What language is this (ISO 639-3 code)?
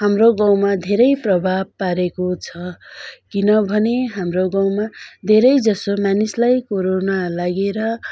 nep